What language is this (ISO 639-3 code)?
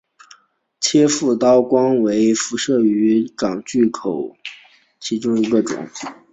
zho